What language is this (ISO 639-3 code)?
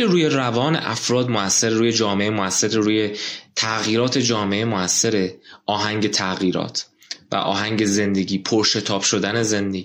fas